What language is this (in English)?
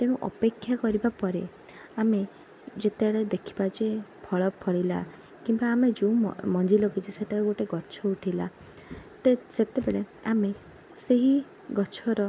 Odia